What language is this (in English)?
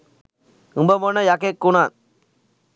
Sinhala